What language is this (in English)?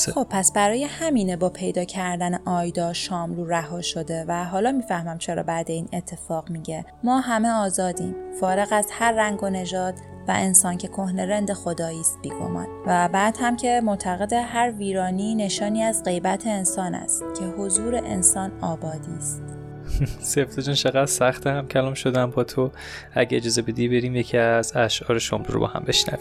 Persian